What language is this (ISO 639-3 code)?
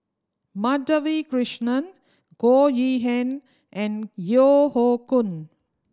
eng